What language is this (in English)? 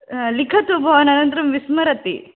Sanskrit